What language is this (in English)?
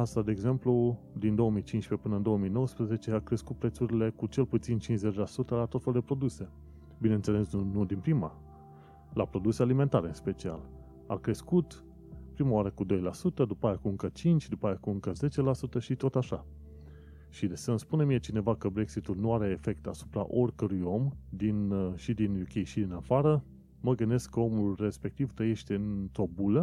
Romanian